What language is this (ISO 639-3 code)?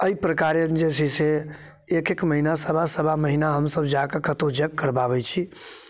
mai